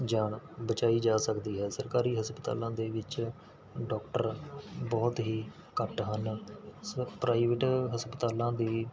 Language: Punjabi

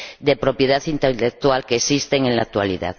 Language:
Spanish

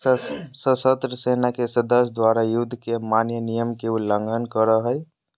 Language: Magahi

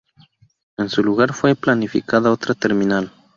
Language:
Spanish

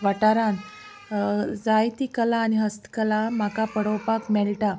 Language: Konkani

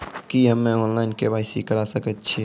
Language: Maithili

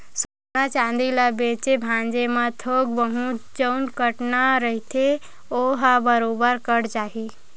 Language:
Chhattisgarhi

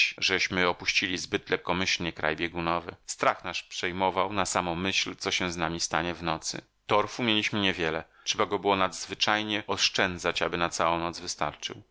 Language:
Polish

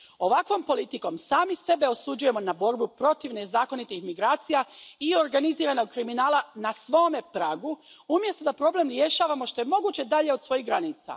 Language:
Croatian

